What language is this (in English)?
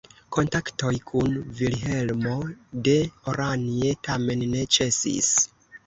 Esperanto